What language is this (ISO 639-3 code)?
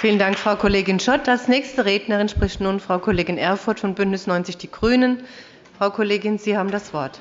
deu